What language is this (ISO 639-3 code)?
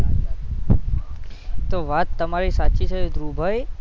guj